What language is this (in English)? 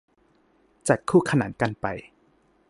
Thai